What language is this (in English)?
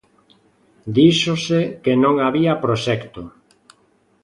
Galician